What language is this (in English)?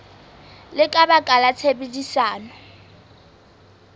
Southern Sotho